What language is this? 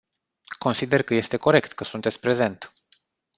Romanian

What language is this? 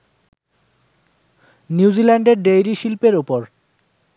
Bangla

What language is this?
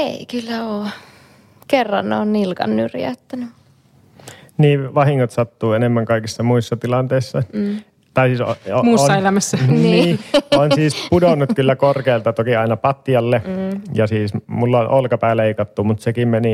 Finnish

